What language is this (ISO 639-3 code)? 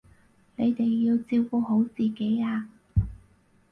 yue